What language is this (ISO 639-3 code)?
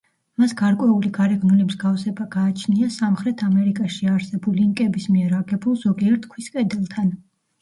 kat